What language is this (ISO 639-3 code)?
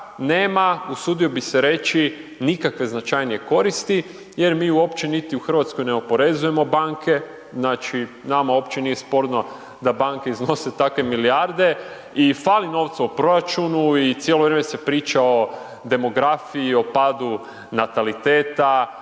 hrv